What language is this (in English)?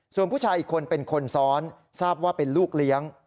Thai